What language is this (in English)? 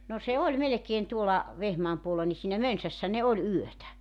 Finnish